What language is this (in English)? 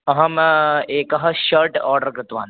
Sanskrit